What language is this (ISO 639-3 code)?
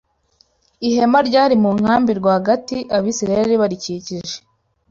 kin